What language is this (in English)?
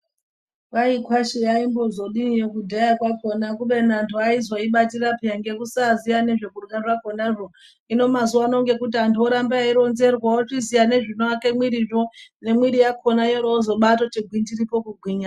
Ndau